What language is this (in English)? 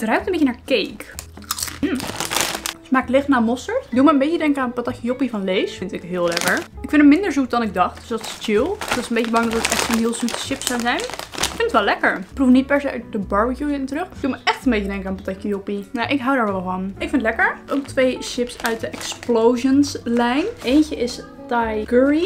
Dutch